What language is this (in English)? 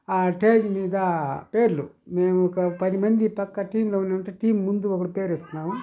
Telugu